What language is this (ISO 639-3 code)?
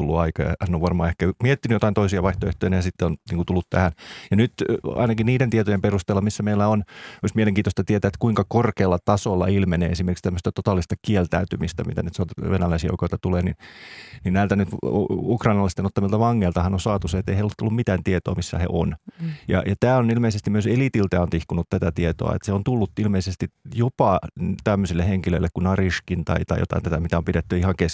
fin